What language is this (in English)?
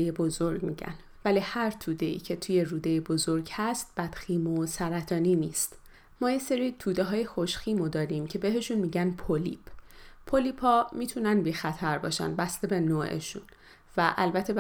Persian